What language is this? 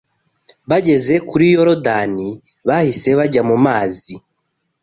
Kinyarwanda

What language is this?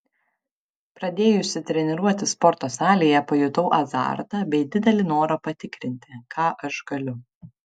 Lithuanian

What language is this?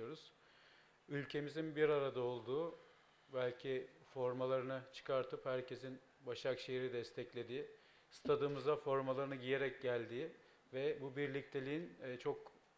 Turkish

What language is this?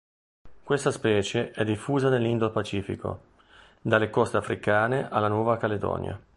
Italian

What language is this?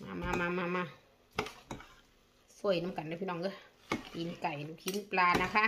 Thai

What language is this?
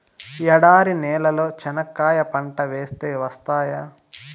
Telugu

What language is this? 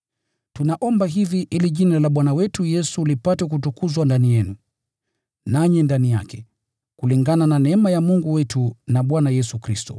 Swahili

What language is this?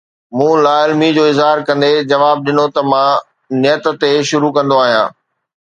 Sindhi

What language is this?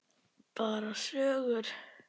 Icelandic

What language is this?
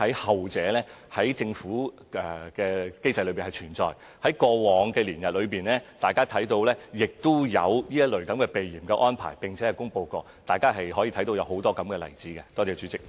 Cantonese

